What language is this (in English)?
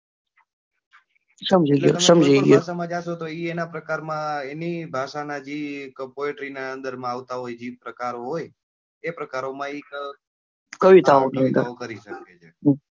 Gujarati